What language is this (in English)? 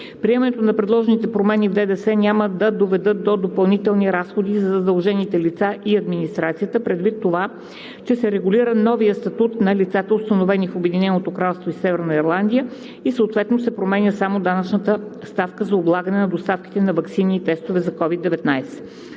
Bulgarian